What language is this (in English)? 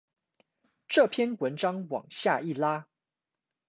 Chinese